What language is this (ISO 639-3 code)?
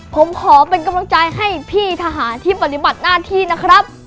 tha